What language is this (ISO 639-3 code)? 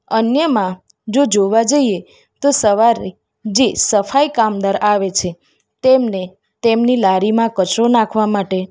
guj